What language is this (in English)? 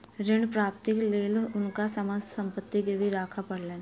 Maithili